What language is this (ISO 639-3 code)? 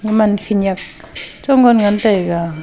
nnp